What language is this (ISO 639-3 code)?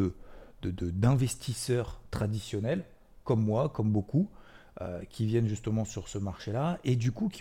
fra